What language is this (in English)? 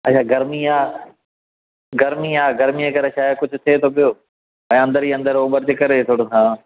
Sindhi